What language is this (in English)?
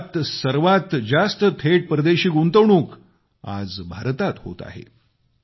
Marathi